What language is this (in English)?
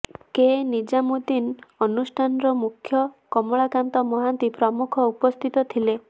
Odia